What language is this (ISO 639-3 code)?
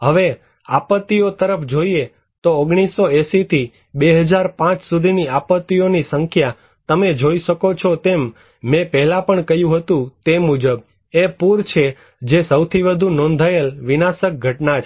guj